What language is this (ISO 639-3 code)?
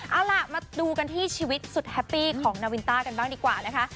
tha